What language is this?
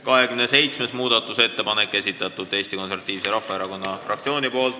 Estonian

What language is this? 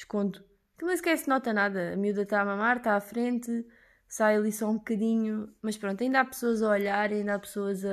Portuguese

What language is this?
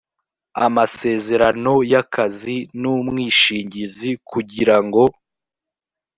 Kinyarwanda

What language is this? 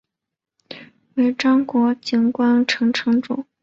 Chinese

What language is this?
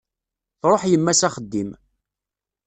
Kabyle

